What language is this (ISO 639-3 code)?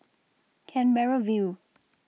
eng